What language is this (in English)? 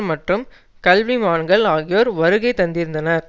Tamil